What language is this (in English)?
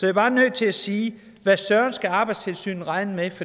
Danish